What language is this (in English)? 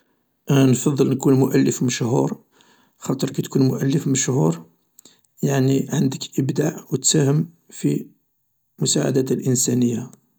Algerian Arabic